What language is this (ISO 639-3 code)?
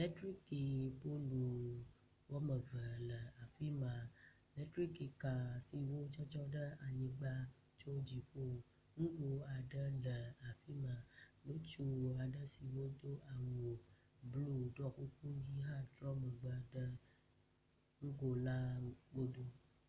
ewe